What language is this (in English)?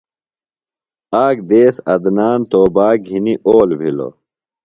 Phalura